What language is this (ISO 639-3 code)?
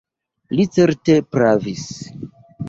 epo